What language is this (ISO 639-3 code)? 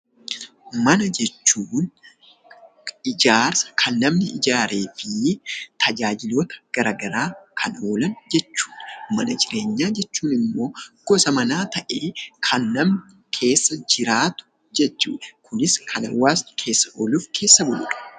orm